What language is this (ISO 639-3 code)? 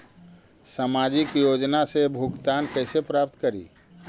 mag